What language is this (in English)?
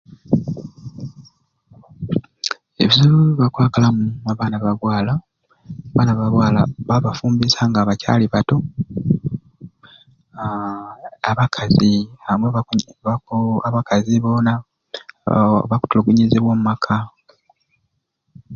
Ruuli